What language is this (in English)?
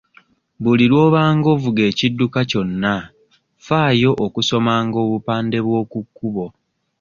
Ganda